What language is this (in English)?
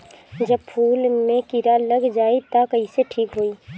Bhojpuri